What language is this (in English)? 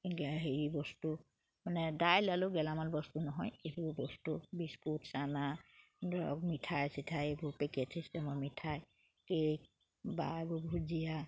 Assamese